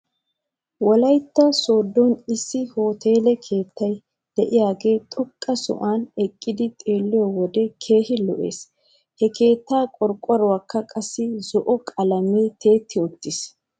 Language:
Wolaytta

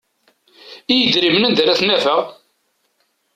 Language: Kabyle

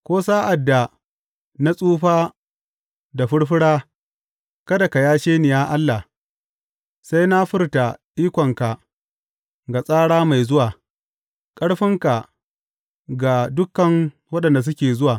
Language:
Hausa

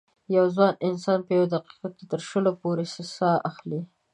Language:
Pashto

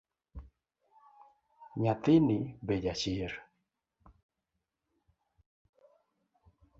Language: Luo (Kenya and Tanzania)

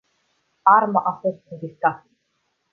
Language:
Romanian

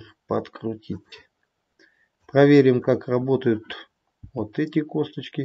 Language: Russian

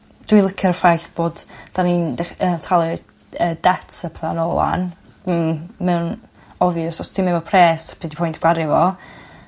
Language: Welsh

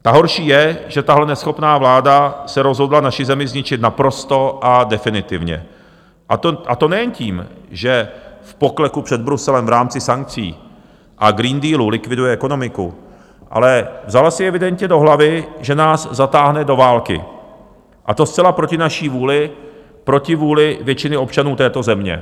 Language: Czech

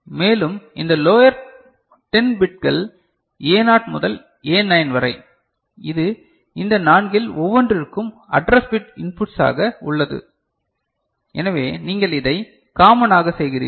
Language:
Tamil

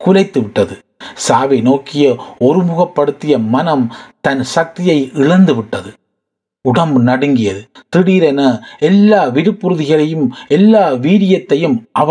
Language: Tamil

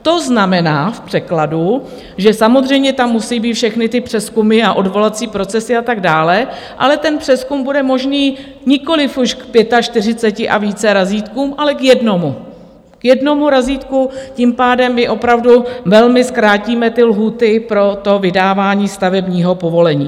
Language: Czech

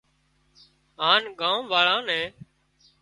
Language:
Wadiyara Koli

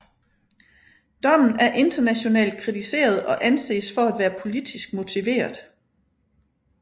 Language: Danish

